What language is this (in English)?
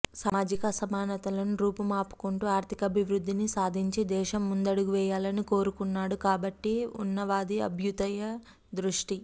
Telugu